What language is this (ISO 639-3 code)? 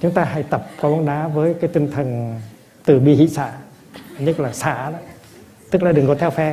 vie